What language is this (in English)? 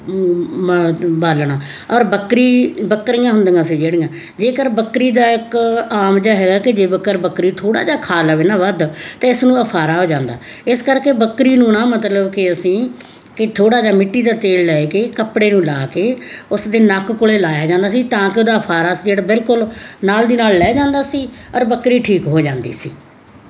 Punjabi